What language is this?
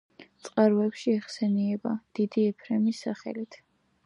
Georgian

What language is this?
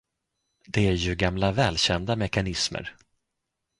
Swedish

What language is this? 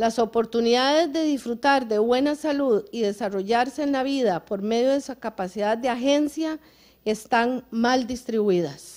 Spanish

